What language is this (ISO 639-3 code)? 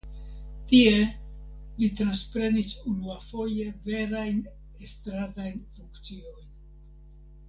epo